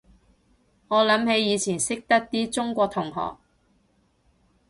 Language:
Cantonese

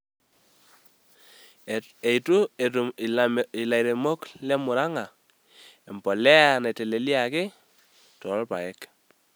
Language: Masai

